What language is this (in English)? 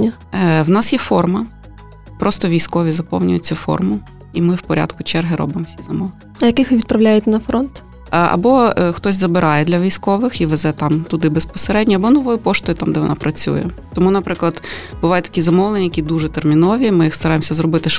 Ukrainian